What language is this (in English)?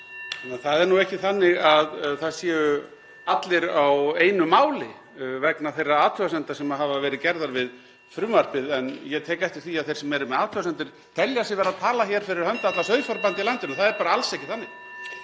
Icelandic